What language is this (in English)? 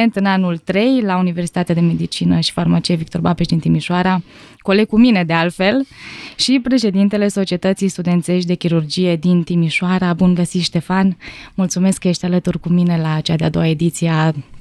Romanian